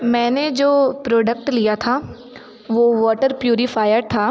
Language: Hindi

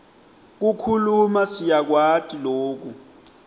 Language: Swati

